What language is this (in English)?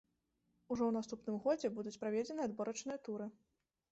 Belarusian